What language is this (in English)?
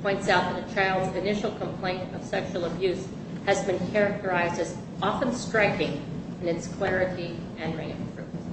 English